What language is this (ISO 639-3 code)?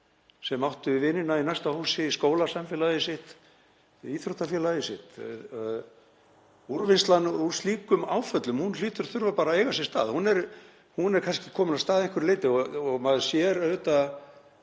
isl